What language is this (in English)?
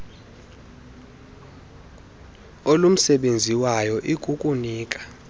Xhosa